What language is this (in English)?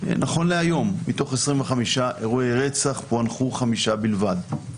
Hebrew